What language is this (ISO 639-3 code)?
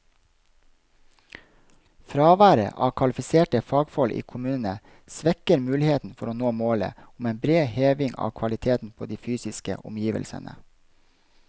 nor